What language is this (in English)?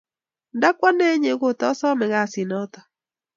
Kalenjin